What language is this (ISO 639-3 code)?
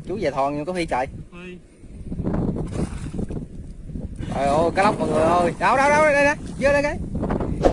vie